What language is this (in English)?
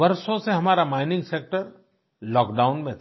Hindi